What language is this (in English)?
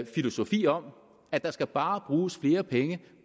Danish